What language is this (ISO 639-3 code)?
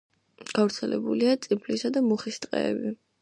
kat